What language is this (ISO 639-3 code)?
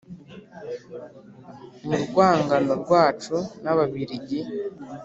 kin